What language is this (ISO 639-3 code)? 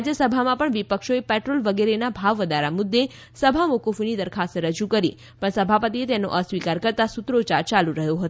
guj